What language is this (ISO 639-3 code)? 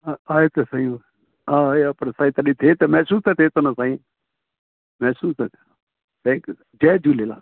snd